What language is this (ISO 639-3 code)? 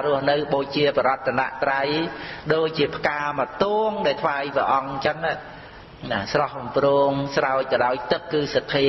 khm